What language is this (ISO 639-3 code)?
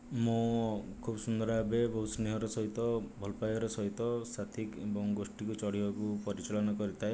ori